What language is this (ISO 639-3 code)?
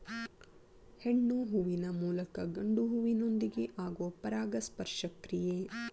kan